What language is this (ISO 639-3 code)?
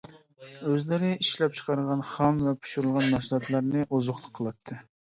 uig